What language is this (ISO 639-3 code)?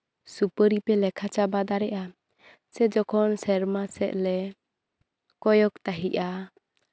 sat